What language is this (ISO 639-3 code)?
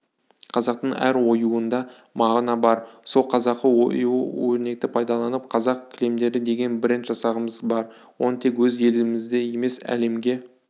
kaz